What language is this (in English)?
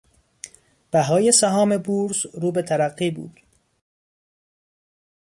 Persian